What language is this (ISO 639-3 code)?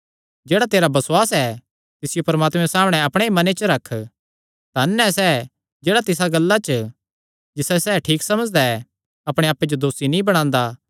xnr